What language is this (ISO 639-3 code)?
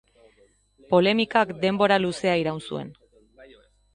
eus